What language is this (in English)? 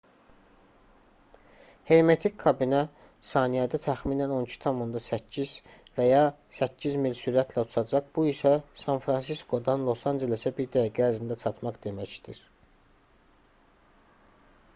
Azerbaijani